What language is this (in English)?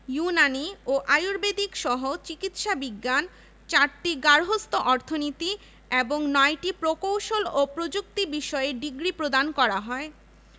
Bangla